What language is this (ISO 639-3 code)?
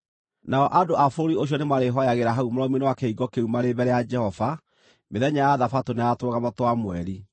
kik